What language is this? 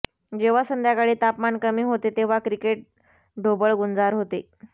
Marathi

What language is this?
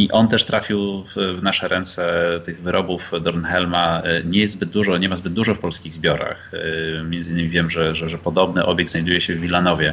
Polish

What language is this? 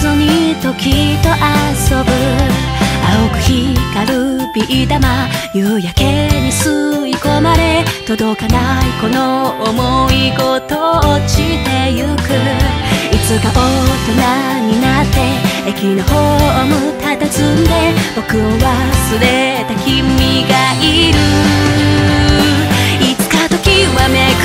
Japanese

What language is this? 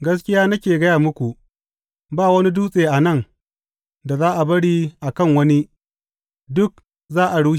Hausa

